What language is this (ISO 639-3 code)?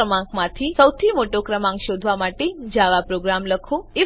guj